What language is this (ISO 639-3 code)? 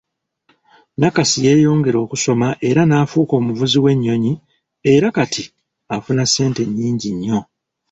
lug